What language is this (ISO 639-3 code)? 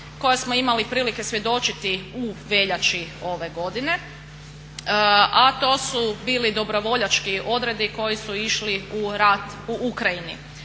hrv